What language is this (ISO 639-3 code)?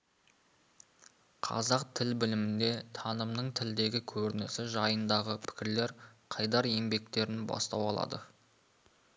kaz